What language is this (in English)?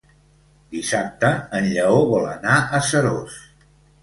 Catalan